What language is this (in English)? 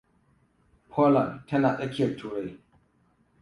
Hausa